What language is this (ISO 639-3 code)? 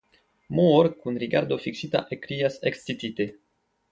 epo